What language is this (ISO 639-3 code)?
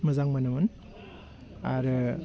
brx